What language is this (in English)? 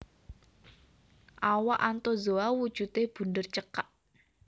Javanese